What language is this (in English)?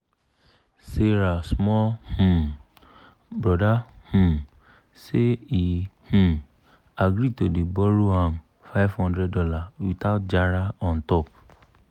Nigerian Pidgin